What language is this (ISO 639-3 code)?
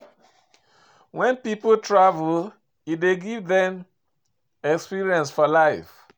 pcm